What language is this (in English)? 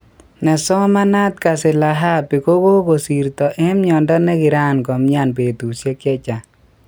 Kalenjin